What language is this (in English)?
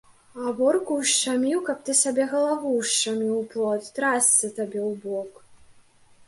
Belarusian